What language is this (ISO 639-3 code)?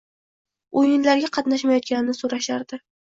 uzb